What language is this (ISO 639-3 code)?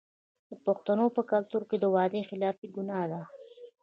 pus